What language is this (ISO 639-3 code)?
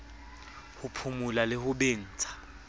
sot